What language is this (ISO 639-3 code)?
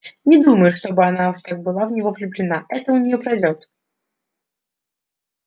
rus